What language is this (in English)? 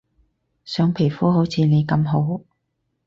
Cantonese